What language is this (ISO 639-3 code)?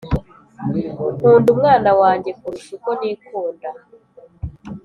kin